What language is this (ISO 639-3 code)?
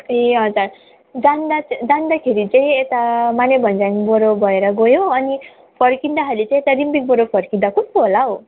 nep